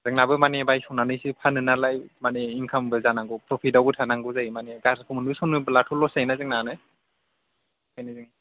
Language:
Bodo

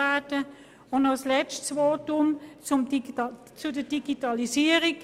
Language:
Swiss German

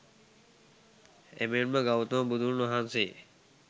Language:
Sinhala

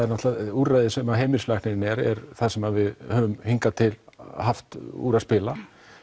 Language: Icelandic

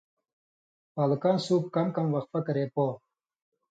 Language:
Indus Kohistani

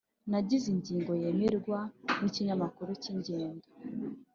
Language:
Kinyarwanda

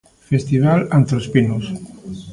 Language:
Galician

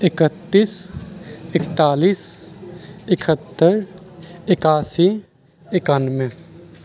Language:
Maithili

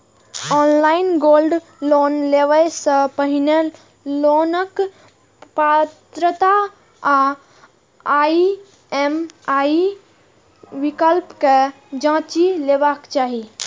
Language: Maithili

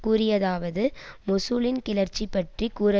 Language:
Tamil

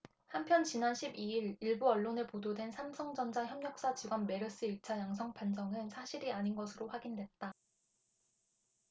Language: Korean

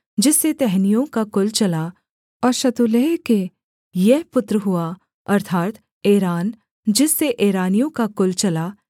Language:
Hindi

